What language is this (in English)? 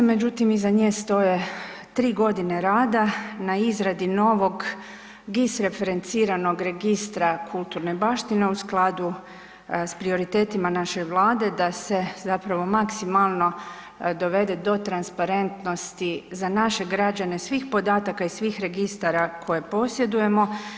Croatian